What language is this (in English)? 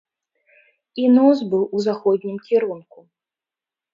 Belarusian